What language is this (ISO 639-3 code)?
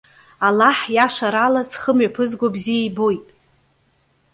abk